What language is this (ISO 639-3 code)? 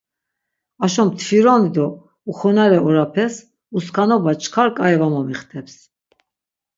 lzz